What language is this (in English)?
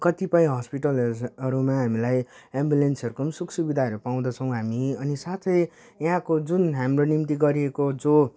Nepali